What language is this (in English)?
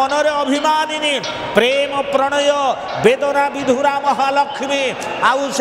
Hindi